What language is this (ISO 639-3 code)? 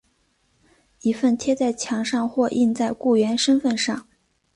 zho